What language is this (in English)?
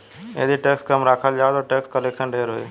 Bhojpuri